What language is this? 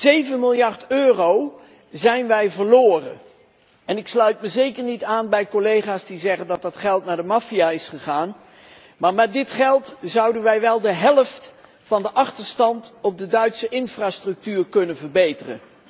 Dutch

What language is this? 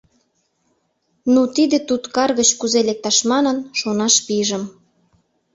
Mari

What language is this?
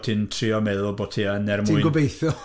Welsh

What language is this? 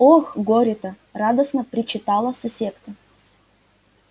Russian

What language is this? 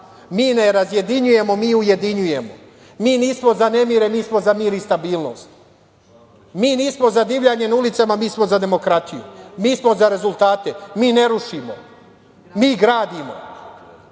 Serbian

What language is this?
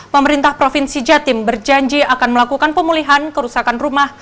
Indonesian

